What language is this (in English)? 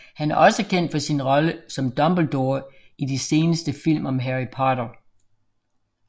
Danish